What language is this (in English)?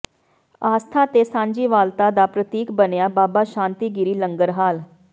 Punjabi